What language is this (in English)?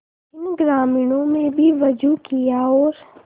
Hindi